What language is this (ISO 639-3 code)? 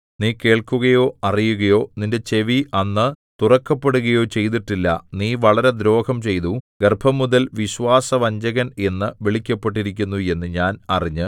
mal